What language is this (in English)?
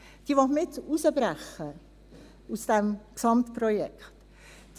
Swiss German